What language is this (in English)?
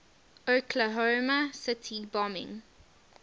English